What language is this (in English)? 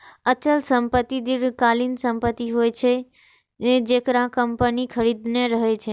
Maithili